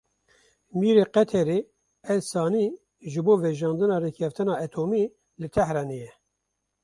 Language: Kurdish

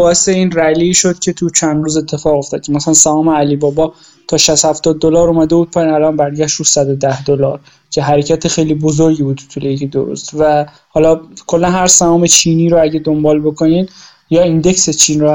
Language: Persian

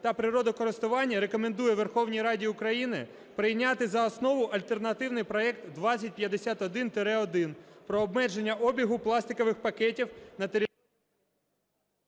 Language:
Ukrainian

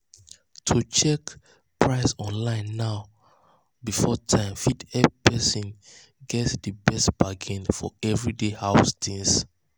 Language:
Nigerian Pidgin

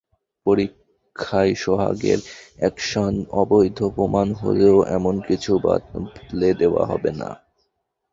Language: Bangla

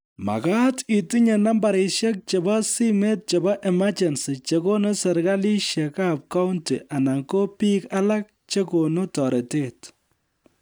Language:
Kalenjin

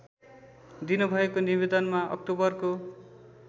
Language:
Nepali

